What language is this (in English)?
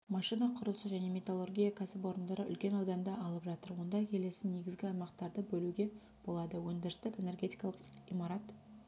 Kazakh